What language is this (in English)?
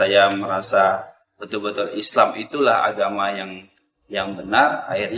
Indonesian